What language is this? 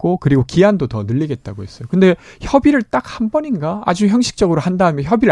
Korean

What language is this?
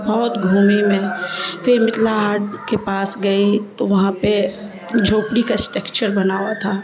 Urdu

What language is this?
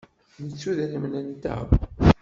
Kabyle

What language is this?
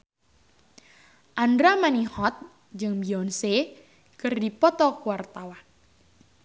Sundanese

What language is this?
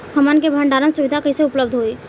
Bhojpuri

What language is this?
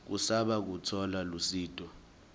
Swati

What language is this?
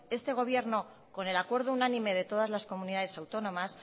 Spanish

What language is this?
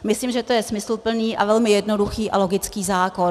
Czech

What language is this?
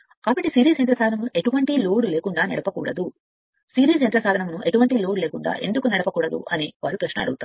Telugu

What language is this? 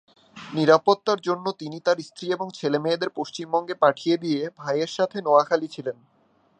Bangla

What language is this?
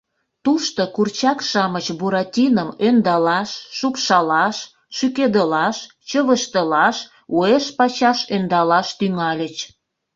Mari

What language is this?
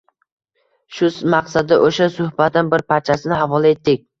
Uzbek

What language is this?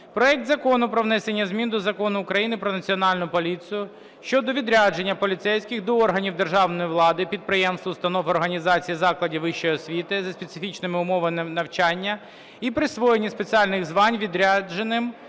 Ukrainian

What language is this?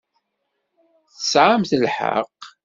Kabyle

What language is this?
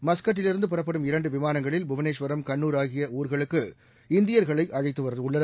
Tamil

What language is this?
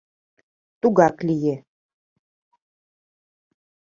Mari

